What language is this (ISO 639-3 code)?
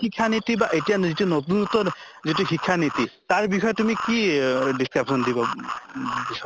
asm